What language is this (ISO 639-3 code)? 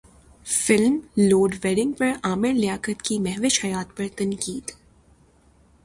urd